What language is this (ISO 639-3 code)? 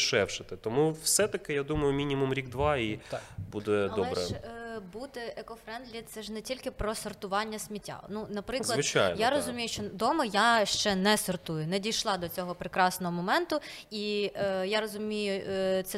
ukr